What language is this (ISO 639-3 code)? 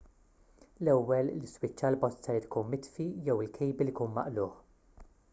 mlt